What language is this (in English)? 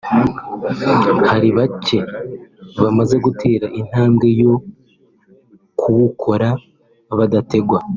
Kinyarwanda